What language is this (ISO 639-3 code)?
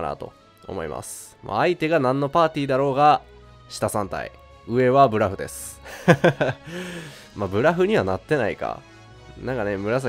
jpn